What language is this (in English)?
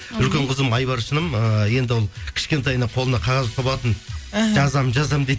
Kazakh